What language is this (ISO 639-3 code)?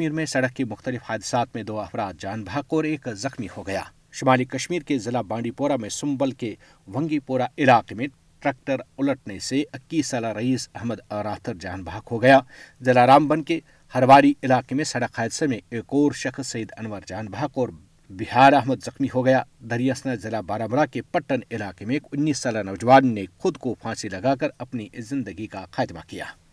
urd